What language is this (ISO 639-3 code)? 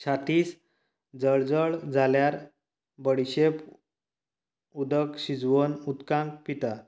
kok